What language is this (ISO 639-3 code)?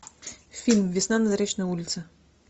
rus